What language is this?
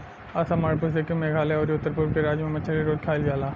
Bhojpuri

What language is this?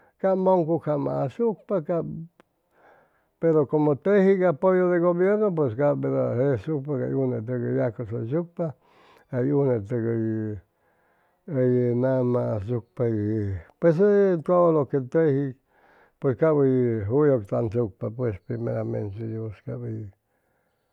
Chimalapa Zoque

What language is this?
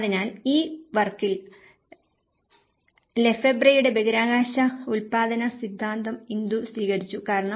Malayalam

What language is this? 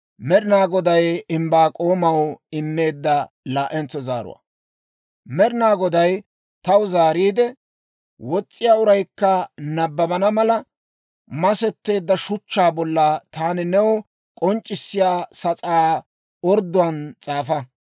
Dawro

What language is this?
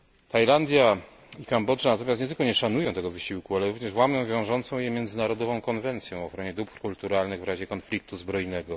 Polish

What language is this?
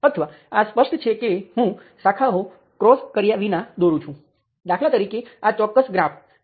Gujarati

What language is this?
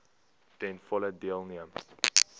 Afrikaans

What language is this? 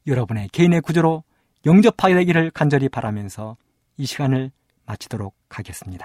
Korean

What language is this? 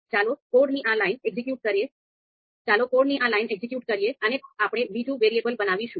Gujarati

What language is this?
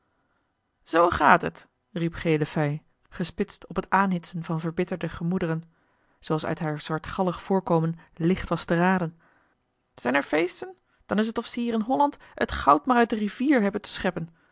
Dutch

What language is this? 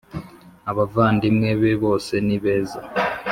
Kinyarwanda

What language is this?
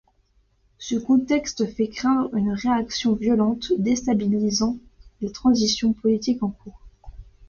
French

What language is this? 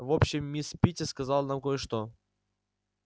Russian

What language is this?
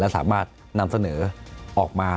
Thai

